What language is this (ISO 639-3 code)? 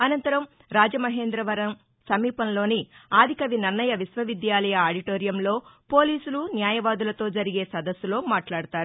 tel